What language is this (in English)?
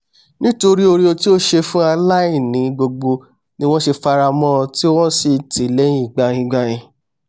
Yoruba